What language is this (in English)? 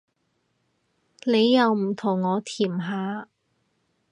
Cantonese